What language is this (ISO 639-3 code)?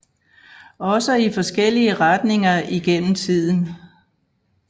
dan